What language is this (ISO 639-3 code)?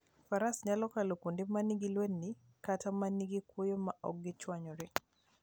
luo